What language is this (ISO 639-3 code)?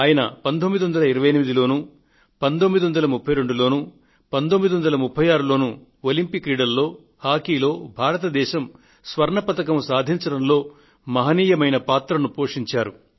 tel